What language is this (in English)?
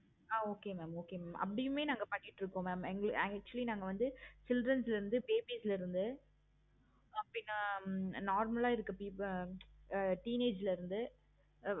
Tamil